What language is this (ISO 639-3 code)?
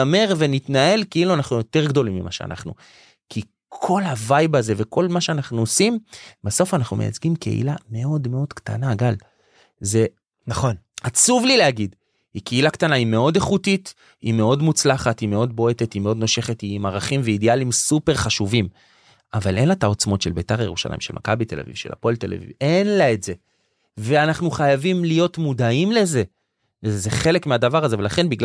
heb